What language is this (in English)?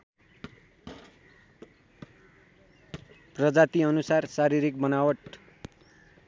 Nepali